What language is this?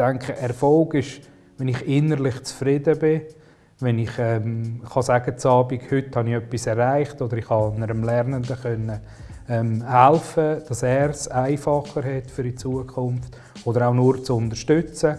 German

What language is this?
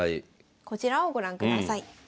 Japanese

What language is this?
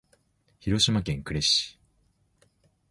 Japanese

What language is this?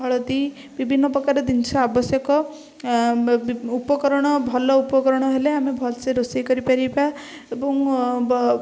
Odia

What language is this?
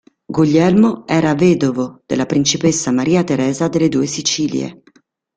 Italian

